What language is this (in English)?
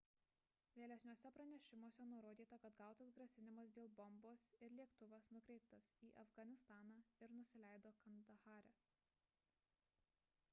Lithuanian